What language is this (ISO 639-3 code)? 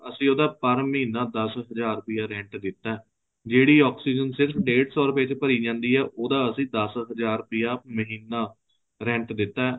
pan